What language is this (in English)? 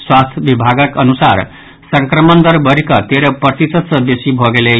Maithili